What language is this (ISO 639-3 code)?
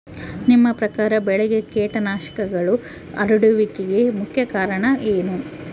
kan